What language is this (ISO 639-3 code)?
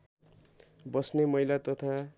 nep